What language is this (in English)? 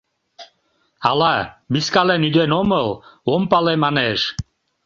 Mari